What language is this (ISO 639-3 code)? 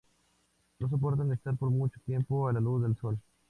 spa